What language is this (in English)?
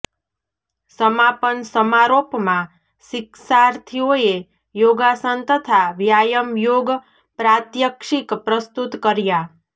Gujarati